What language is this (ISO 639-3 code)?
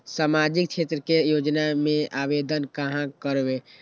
mag